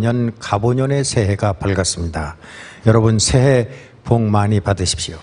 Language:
Korean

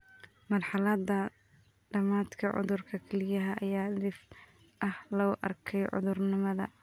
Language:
Somali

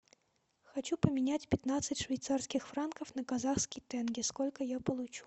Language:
Russian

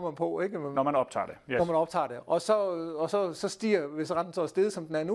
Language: Danish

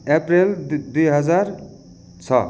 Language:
Nepali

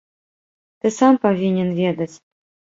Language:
Belarusian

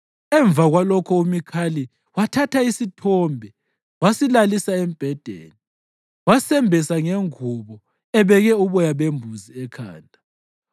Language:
North Ndebele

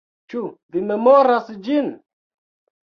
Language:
Esperanto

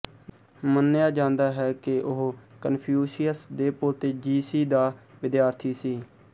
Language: Punjabi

